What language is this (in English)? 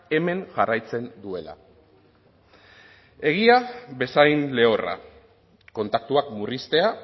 Basque